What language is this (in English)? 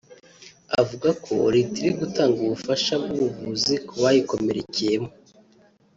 Kinyarwanda